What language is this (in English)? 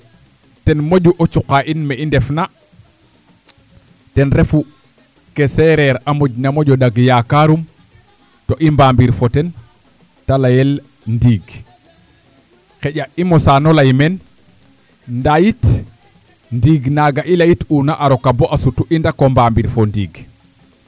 Serer